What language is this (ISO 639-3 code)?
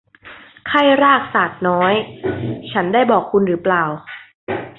tha